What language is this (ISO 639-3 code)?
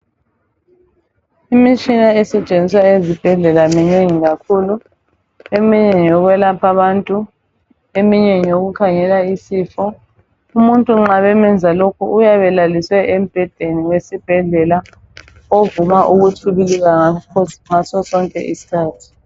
nde